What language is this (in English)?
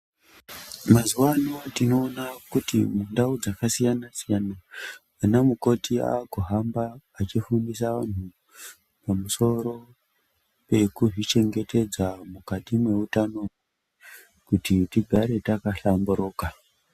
Ndau